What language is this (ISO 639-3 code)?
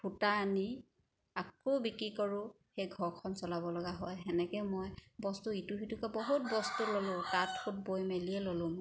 asm